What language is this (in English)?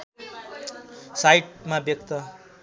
Nepali